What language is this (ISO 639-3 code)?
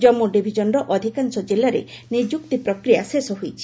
ori